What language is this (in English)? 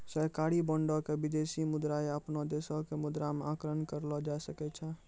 Maithili